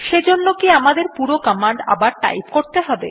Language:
Bangla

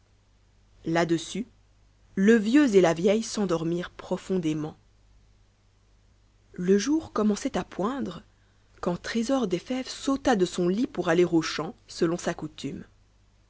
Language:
French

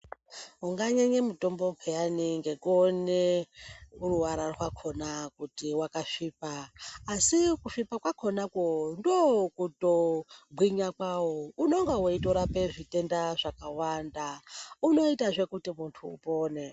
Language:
Ndau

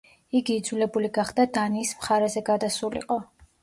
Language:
Georgian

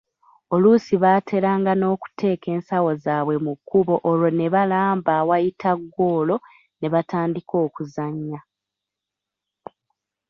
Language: Ganda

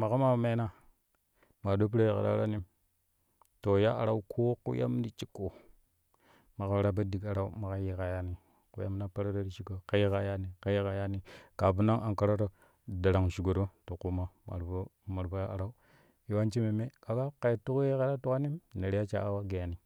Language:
Kushi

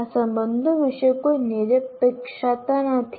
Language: Gujarati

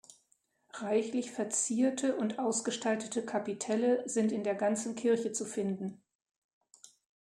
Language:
German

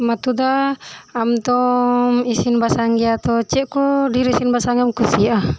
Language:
Santali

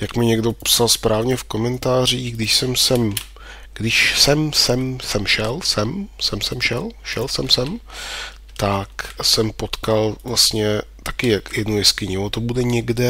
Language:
Czech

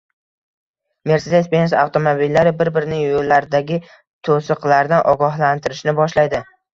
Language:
Uzbek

